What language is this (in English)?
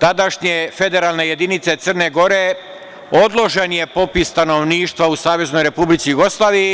Serbian